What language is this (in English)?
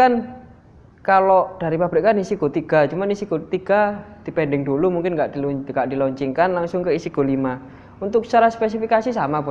Indonesian